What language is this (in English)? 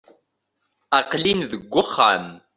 Kabyle